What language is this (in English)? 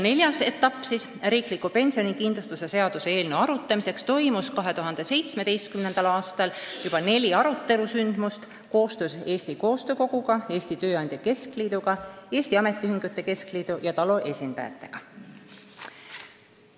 Estonian